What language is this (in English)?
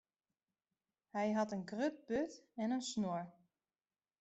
Western Frisian